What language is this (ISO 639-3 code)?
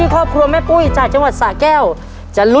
tha